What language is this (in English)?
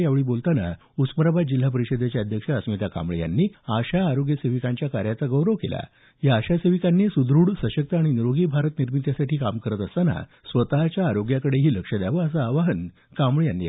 Marathi